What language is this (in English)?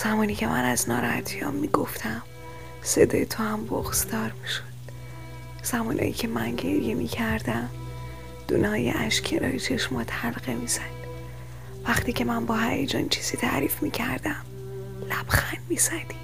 Persian